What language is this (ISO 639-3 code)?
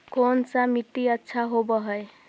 mag